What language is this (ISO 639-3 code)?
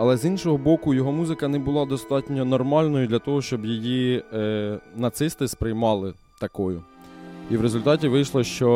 ukr